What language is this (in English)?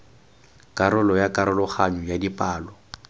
Tswana